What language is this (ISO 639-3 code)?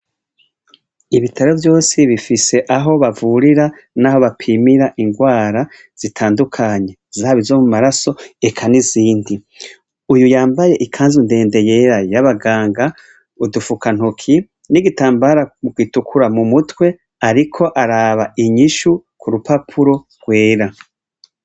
run